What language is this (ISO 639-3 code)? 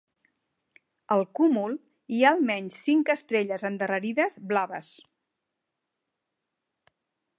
cat